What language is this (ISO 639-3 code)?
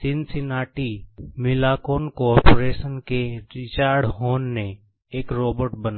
hin